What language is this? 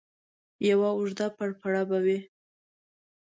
Pashto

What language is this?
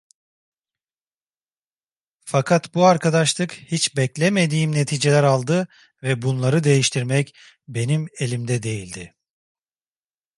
Turkish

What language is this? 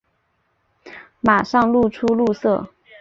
Chinese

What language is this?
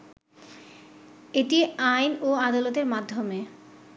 Bangla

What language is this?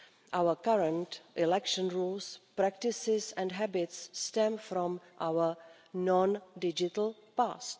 English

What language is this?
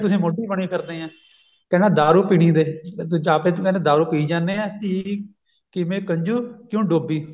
Punjabi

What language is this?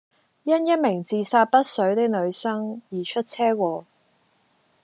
Cantonese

